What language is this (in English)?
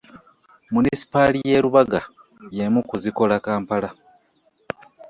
Ganda